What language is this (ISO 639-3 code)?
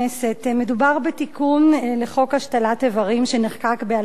heb